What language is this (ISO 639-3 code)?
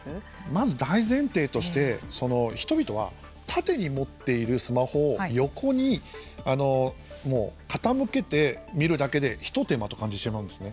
jpn